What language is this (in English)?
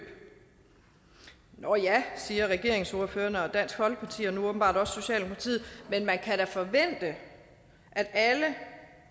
Danish